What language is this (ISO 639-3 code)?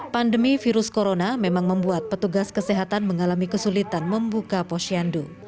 ind